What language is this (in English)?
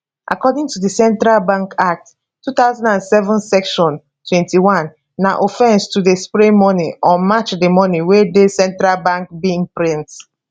Nigerian Pidgin